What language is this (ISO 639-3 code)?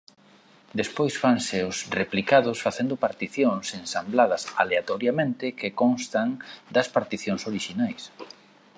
glg